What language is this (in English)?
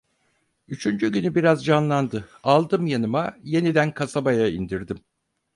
Turkish